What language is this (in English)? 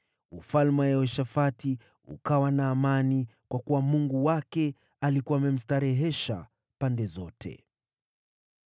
Swahili